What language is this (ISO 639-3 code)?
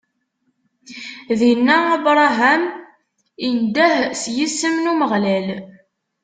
kab